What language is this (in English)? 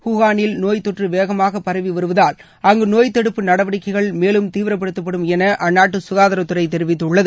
Tamil